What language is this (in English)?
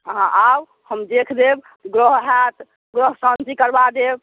Maithili